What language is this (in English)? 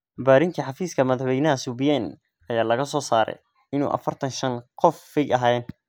Somali